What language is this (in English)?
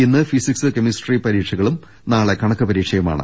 Malayalam